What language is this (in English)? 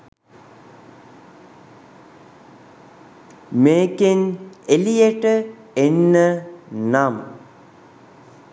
Sinhala